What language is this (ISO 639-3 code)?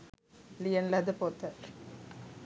sin